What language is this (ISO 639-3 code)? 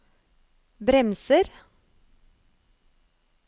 nor